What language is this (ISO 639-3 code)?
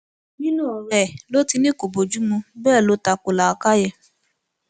yor